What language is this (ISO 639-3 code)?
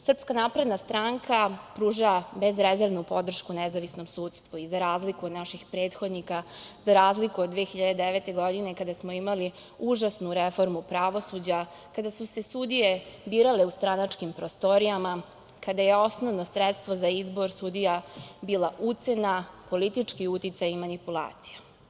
srp